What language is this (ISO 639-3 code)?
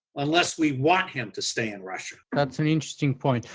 eng